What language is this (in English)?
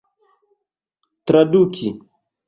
Esperanto